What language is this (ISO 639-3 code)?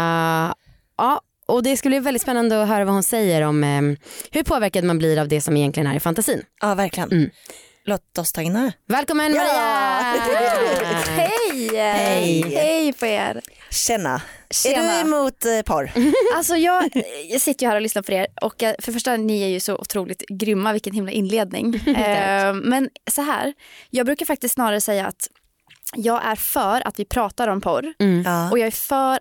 swe